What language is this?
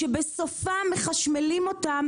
Hebrew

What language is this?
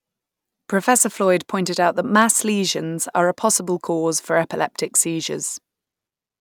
English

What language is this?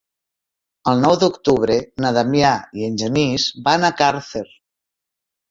Catalan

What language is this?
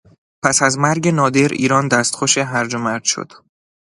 Persian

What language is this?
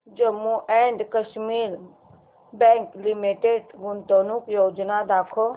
Marathi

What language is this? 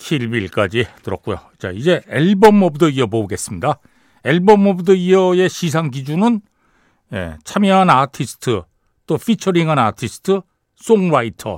Korean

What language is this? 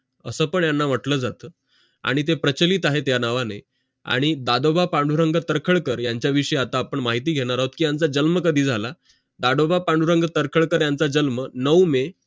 Marathi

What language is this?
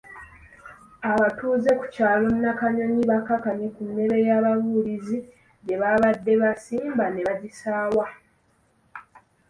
Ganda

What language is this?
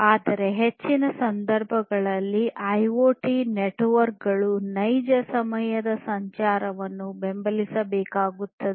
Kannada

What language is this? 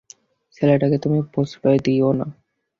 Bangla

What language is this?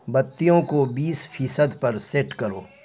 Urdu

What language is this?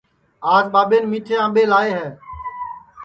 Sansi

